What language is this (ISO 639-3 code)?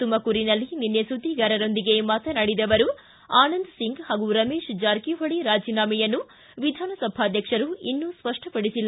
kan